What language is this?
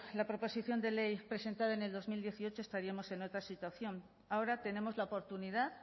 Spanish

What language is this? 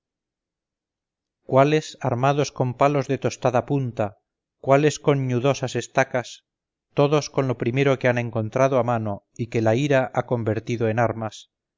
Spanish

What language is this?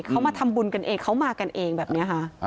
Thai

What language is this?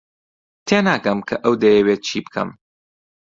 Central Kurdish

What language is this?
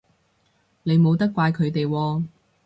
Cantonese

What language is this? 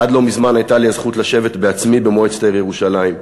Hebrew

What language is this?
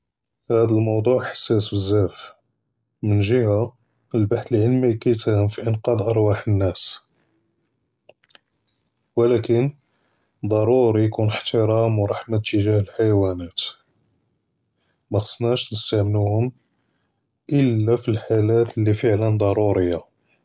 Judeo-Arabic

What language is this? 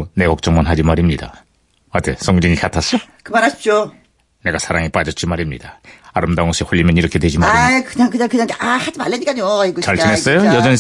Korean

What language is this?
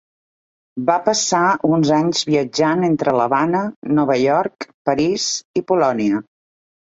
Catalan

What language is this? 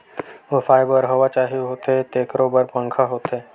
Chhattisgarhi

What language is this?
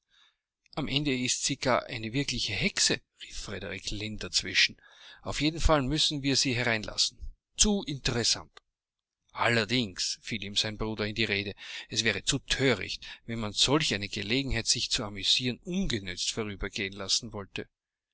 German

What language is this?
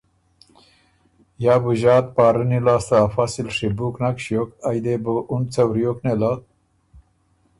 Ormuri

